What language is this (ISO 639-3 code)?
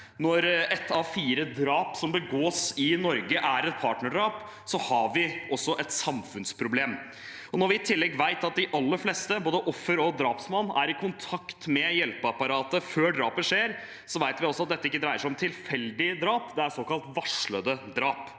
nor